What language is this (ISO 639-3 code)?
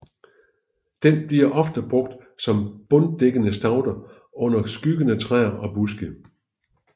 dan